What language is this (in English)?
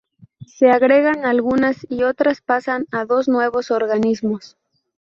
Spanish